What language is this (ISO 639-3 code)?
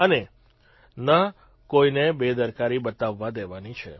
guj